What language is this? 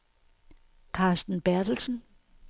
Danish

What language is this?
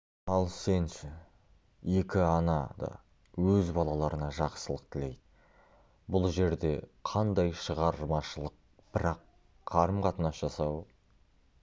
Kazakh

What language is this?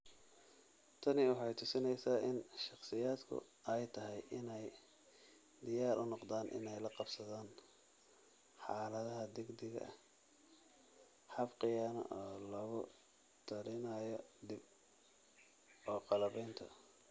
Somali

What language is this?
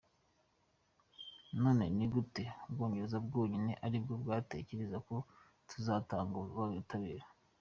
Kinyarwanda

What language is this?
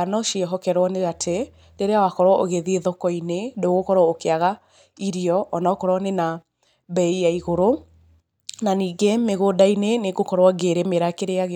Kikuyu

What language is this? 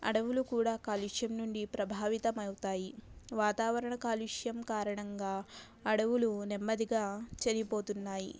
Telugu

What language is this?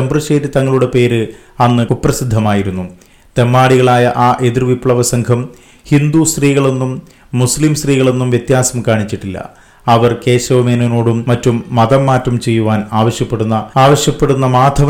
Malayalam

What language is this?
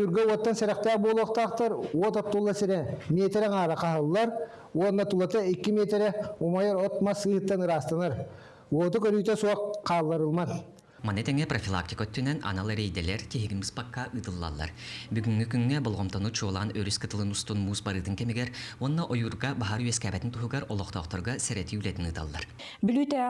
Turkish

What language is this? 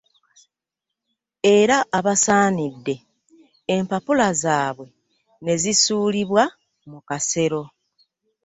Ganda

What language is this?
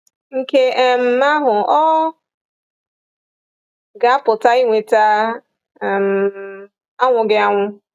Igbo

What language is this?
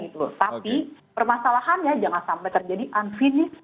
Indonesian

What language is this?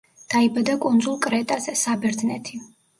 Georgian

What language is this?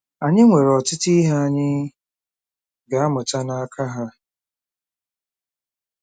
Igbo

